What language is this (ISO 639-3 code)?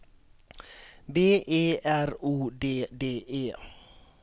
swe